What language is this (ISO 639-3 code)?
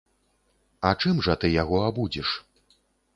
bel